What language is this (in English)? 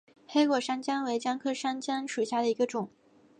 Chinese